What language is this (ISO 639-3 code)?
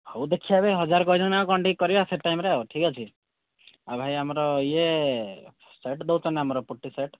ori